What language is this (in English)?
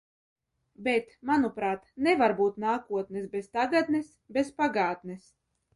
Latvian